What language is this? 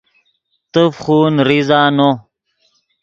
Yidgha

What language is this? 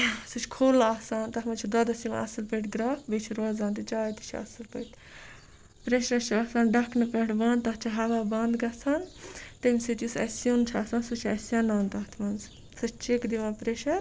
Kashmiri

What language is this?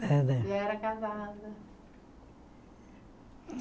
Portuguese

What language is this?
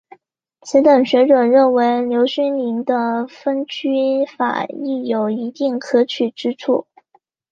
Chinese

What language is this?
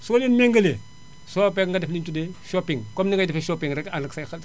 Wolof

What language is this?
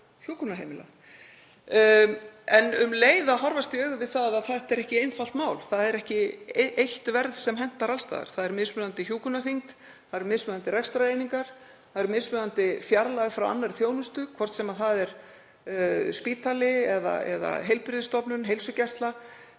Icelandic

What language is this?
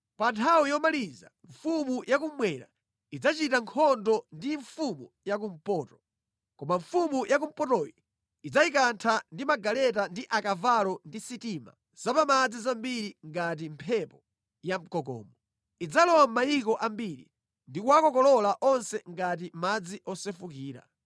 Nyanja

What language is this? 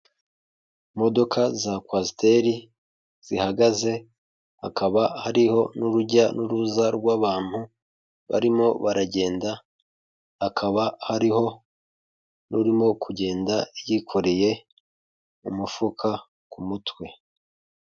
Kinyarwanda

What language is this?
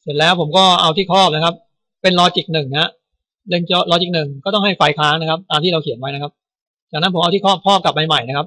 Thai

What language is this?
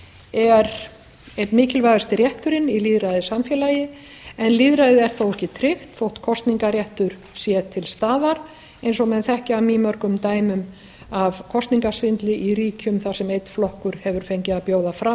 Icelandic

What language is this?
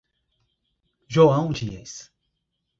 Portuguese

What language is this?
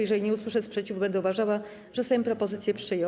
Polish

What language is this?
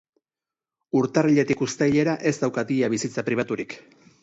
Basque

